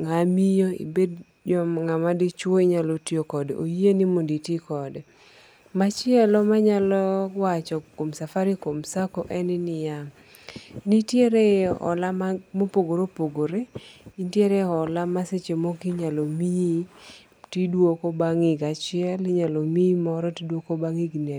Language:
Luo (Kenya and Tanzania)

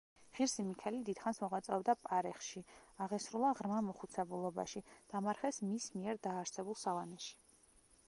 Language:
Georgian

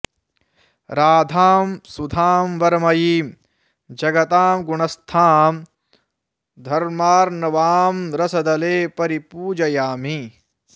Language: Sanskrit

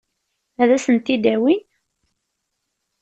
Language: Kabyle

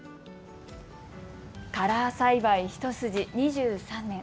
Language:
Japanese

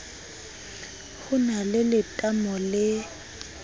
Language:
Southern Sotho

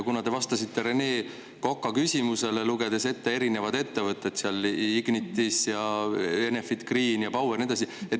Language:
Estonian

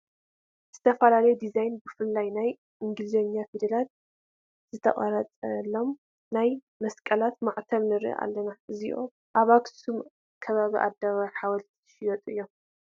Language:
Tigrinya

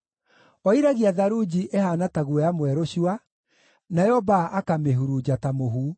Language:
Kikuyu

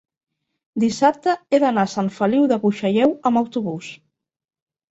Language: Catalan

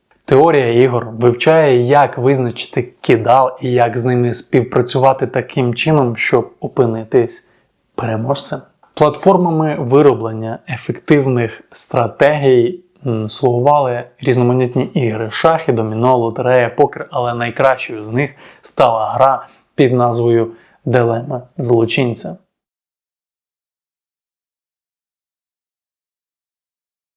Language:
Ukrainian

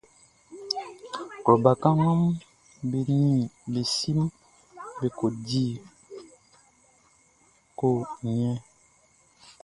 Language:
Baoulé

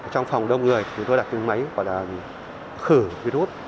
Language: Vietnamese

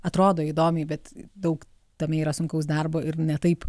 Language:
Lithuanian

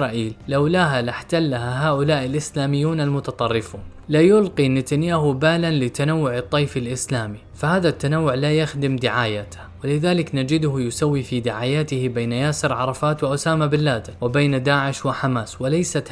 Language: Arabic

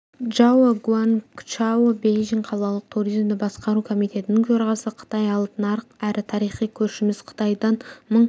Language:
Kazakh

